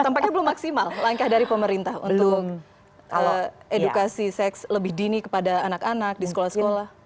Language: Indonesian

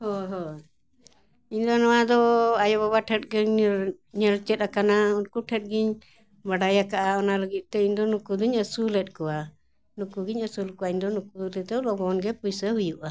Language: Santali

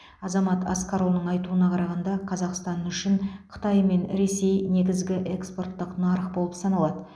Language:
Kazakh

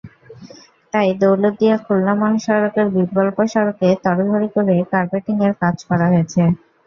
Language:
Bangla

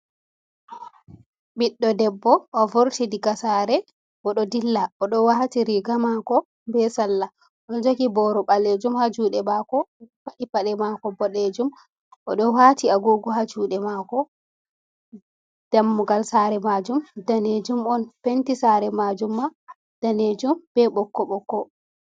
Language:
Fula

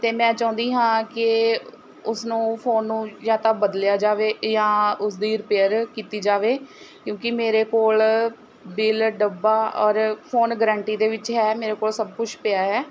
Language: Punjabi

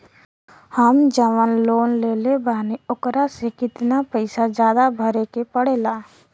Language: Bhojpuri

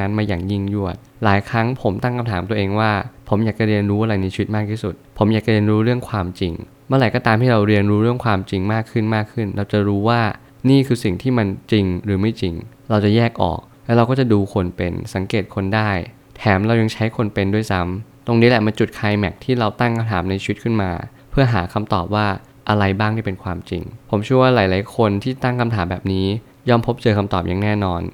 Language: Thai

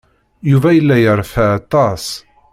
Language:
Kabyle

